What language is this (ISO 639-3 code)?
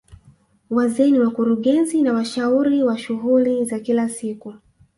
swa